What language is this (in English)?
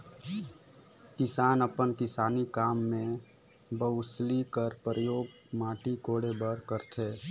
Chhattisgarhi